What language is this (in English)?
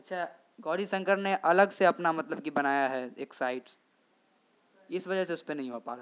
Urdu